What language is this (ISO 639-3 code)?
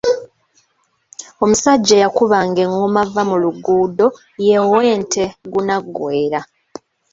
lug